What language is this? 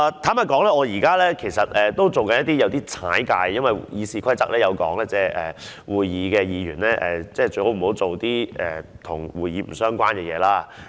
Cantonese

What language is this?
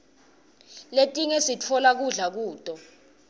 Swati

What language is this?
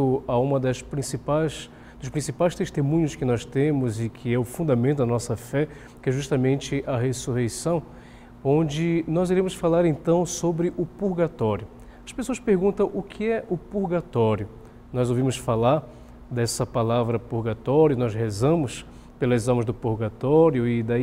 Portuguese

